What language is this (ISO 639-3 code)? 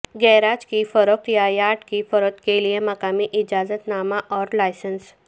urd